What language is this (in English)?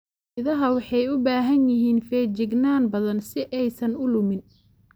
Somali